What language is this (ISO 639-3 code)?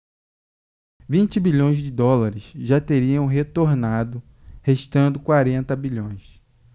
por